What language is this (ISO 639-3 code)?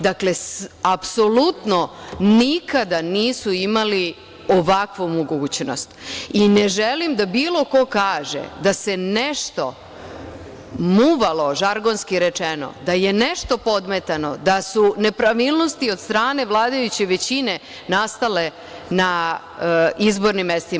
srp